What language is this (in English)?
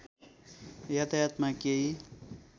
Nepali